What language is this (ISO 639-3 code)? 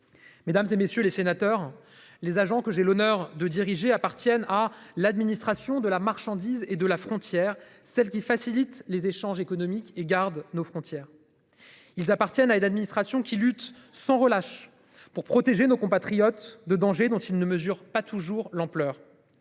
fra